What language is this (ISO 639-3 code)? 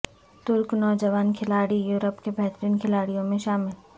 urd